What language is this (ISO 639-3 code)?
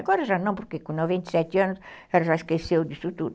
por